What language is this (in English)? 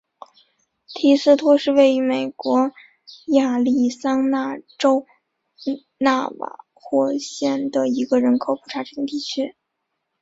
Chinese